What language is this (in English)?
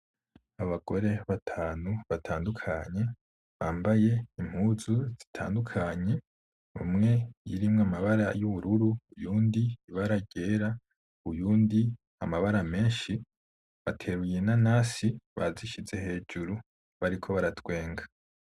Rundi